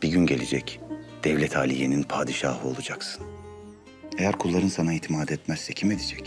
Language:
Turkish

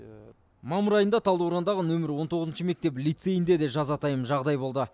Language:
Kazakh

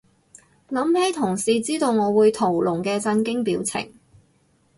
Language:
Cantonese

